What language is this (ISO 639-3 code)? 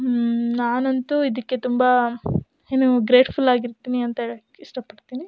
kan